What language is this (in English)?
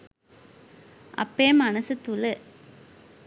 Sinhala